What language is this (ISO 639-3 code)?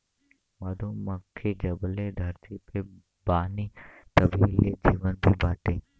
bho